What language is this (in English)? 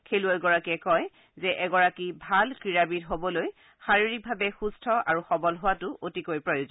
Assamese